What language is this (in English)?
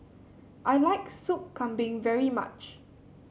English